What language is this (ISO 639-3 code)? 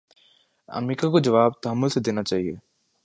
urd